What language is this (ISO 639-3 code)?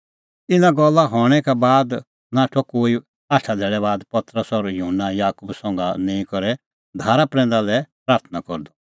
kfx